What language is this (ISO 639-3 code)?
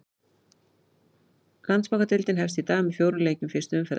isl